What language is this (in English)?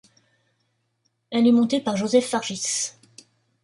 French